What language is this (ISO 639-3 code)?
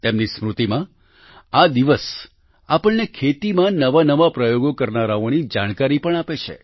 guj